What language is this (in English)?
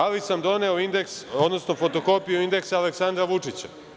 Serbian